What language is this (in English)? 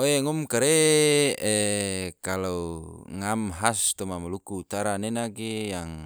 Tidore